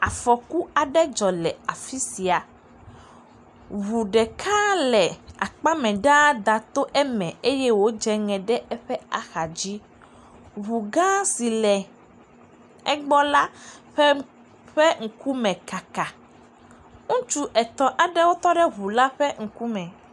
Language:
Ewe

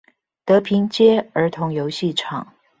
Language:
Chinese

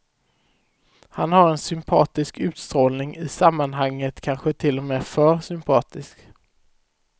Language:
Swedish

